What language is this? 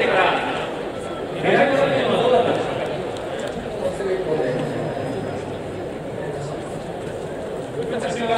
Japanese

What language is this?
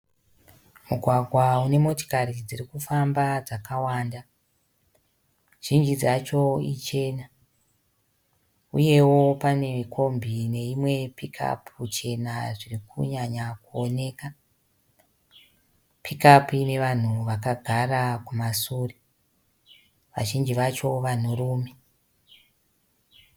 Shona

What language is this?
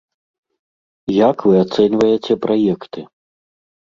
Belarusian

